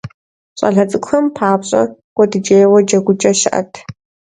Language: Kabardian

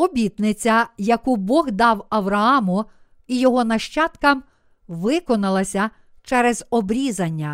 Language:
Ukrainian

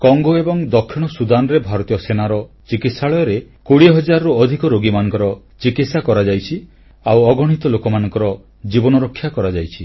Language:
Odia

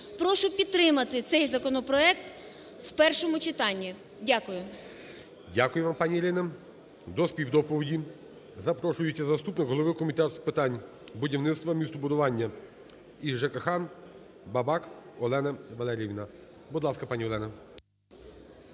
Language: Ukrainian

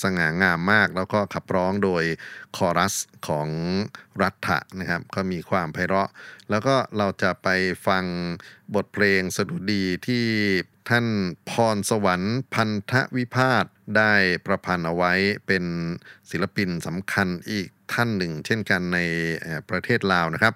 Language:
Thai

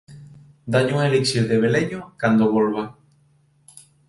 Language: Galician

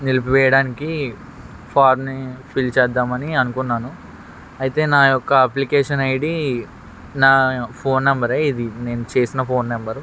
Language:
Telugu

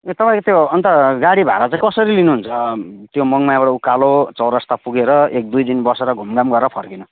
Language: Nepali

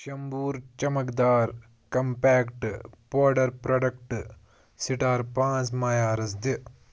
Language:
Kashmiri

